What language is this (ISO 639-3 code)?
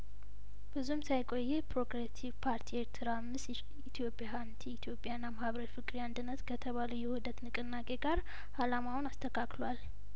amh